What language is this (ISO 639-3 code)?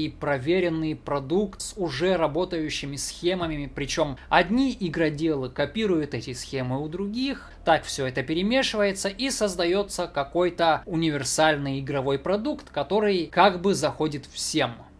rus